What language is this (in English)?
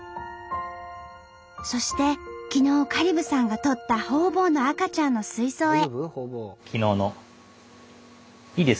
Japanese